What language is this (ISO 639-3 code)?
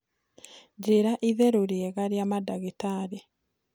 kik